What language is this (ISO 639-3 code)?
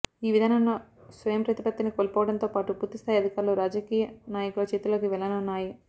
tel